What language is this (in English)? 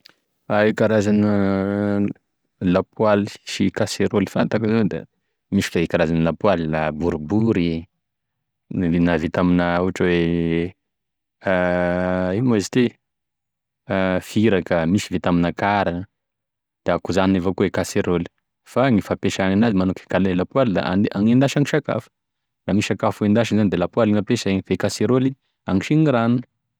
Tesaka Malagasy